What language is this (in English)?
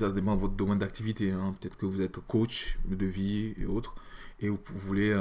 French